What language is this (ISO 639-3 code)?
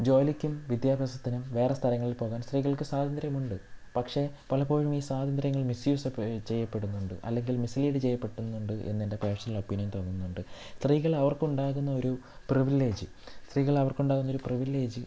mal